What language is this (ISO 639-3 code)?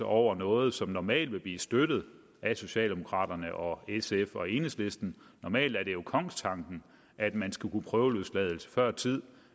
dan